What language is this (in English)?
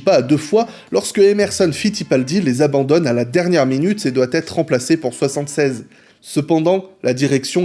French